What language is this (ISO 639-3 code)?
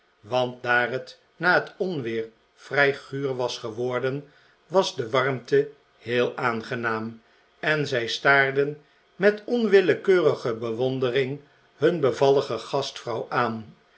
nld